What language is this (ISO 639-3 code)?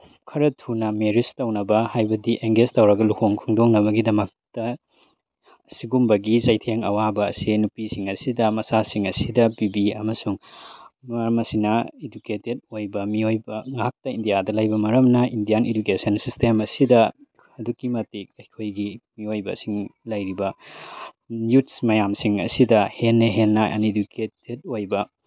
mni